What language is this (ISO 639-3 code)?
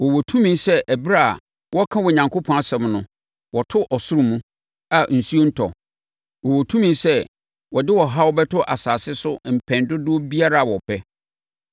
aka